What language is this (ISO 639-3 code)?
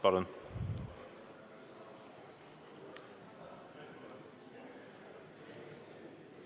est